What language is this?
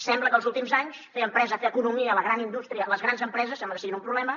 Catalan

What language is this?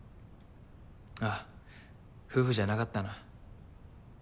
Japanese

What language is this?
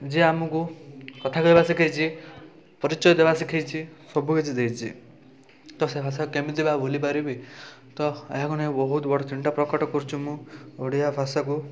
Odia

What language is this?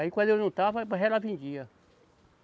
Portuguese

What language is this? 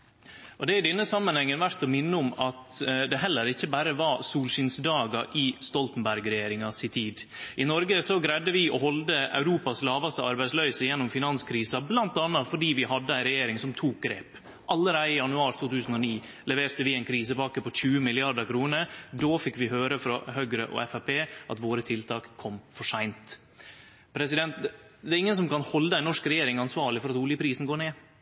Norwegian Nynorsk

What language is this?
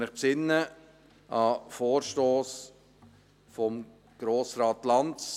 Swiss German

